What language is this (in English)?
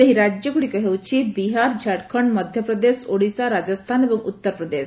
Odia